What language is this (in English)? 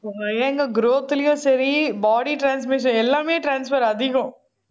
Tamil